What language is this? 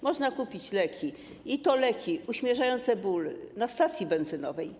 Polish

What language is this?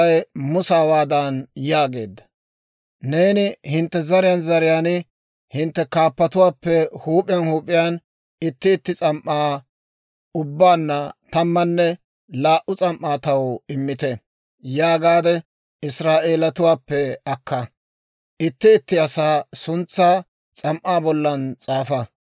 Dawro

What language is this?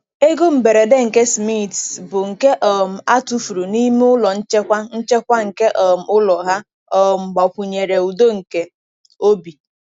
Igbo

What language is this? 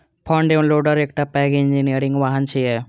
Maithili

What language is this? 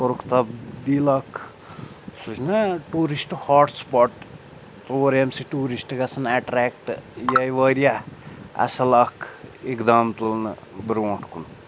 Kashmiri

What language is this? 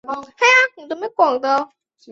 Chinese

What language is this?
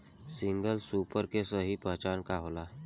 Bhojpuri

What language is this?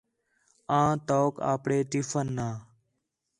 Khetrani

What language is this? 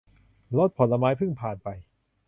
Thai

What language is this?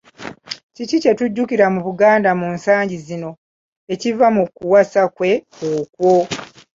Ganda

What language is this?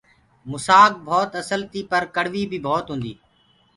Gurgula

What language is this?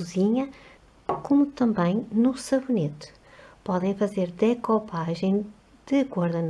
Portuguese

